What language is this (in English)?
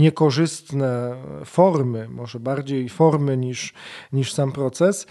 Polish